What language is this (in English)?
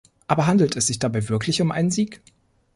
German